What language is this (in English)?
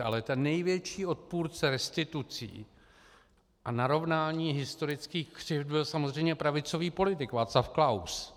Czech